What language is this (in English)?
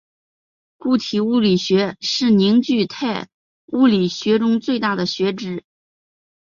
Chinese